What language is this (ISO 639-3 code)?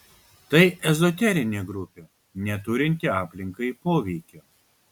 lit